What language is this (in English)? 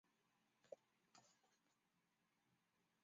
Chinese